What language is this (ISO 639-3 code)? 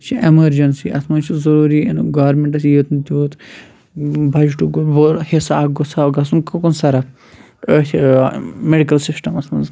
kas